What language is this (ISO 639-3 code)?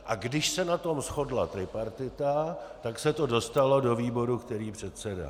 ces